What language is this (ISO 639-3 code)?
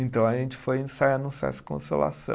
por